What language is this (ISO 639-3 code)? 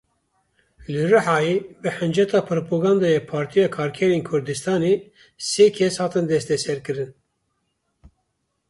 kur